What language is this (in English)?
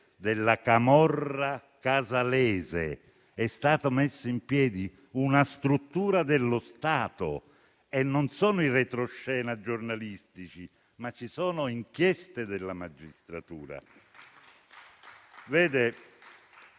Italian